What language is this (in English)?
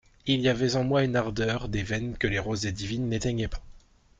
French